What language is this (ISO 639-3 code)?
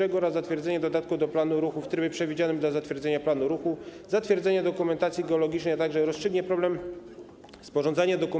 pol